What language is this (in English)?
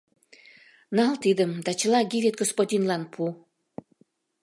Mari